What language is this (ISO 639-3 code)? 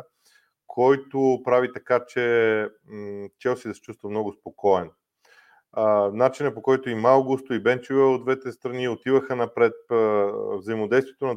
bul